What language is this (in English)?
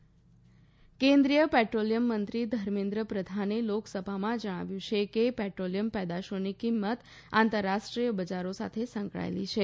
Gujarati